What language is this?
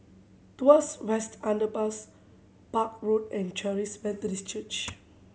English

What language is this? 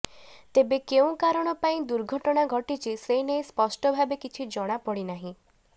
Odia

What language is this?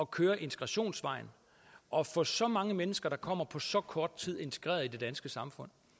Danish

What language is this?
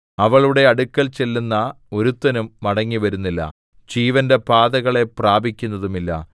Malayalam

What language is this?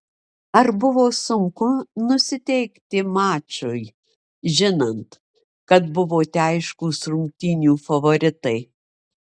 Lithuanian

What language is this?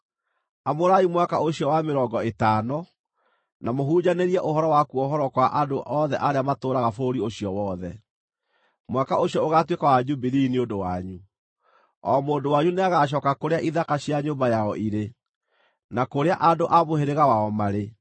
Kikuyu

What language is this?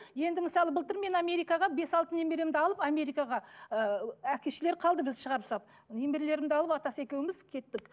Kazakh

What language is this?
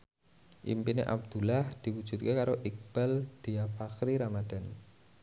Javanese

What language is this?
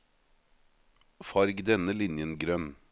Norwegian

